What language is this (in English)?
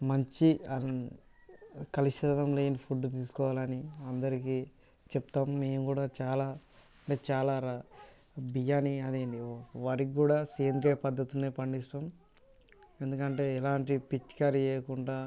Telugu